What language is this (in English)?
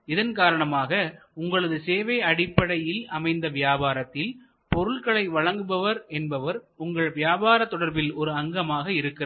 Tamil